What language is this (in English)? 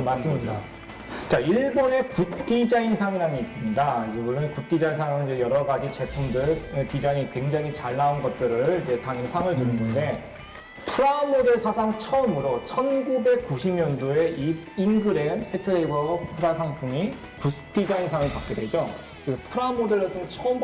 Korean